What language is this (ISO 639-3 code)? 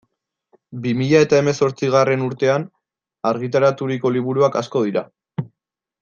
eus